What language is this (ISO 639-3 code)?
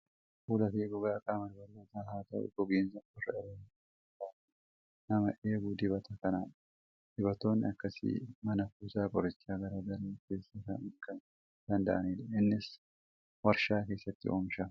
orm